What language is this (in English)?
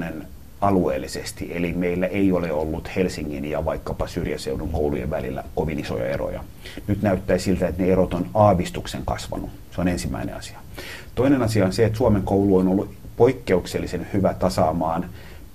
Finnish